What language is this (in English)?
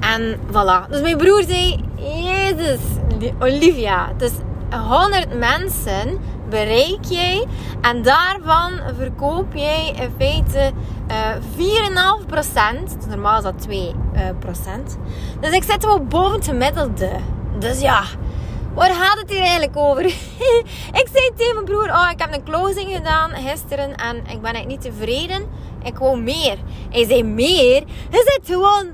Dutch